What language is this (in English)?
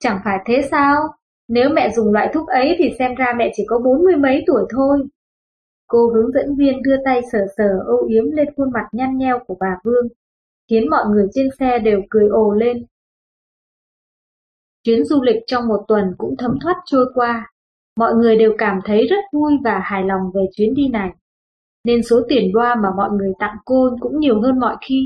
Vietnamese